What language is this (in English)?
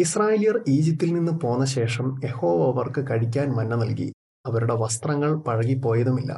Malayalam